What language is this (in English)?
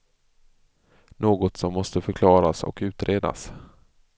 Swedish